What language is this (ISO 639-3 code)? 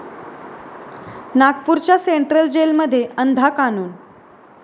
mar